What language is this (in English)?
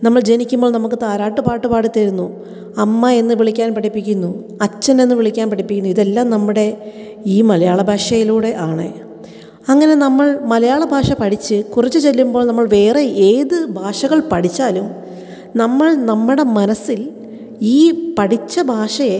Malayalam